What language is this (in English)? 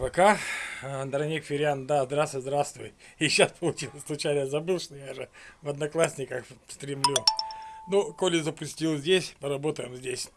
Russian